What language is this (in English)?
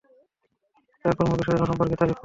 Bangla